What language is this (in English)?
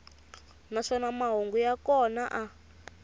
Tsonga